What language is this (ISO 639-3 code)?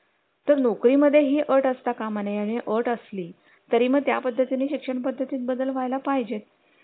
mar